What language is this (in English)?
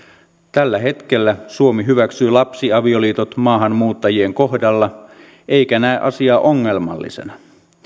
Finnish